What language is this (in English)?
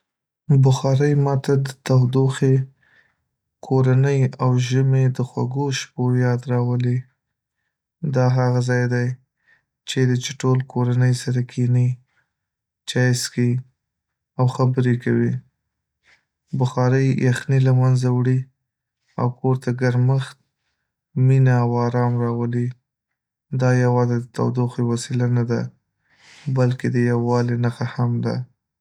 Pashto